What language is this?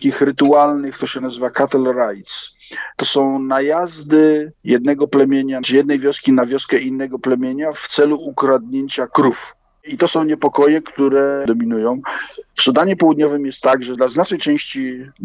Polish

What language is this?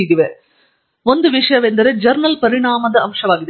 Kannada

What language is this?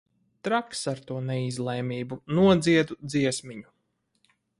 Latvian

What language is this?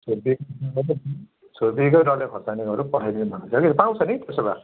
Nepali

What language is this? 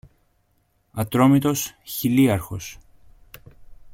Greek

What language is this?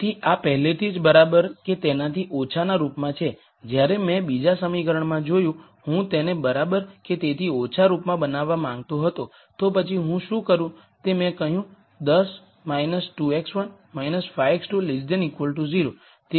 Gujarati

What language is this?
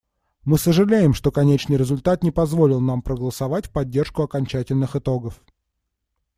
Russian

